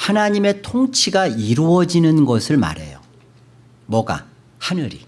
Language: Korean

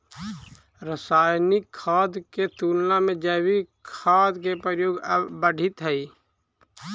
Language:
Magahi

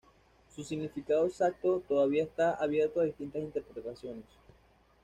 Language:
Spanish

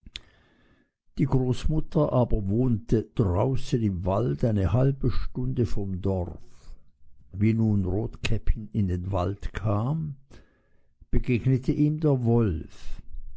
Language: German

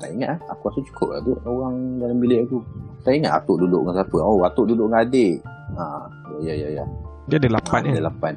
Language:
Malay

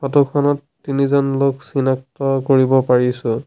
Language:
Assamese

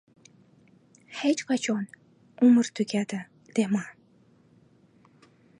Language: Uzbek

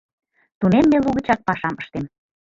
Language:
Mari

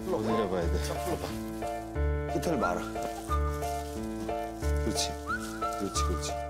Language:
Korean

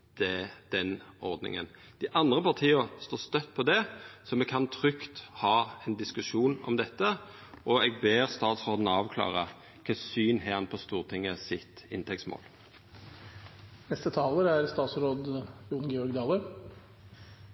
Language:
Norwegian Nynorsk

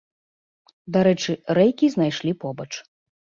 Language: Belarusian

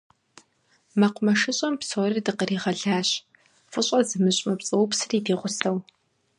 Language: Kabardian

